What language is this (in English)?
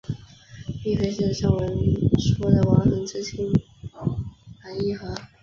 Chinese